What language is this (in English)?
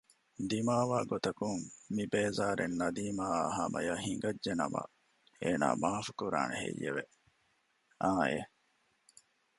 Divehi